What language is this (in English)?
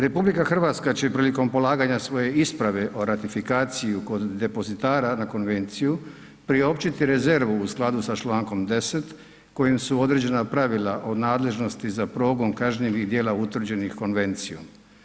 Croatian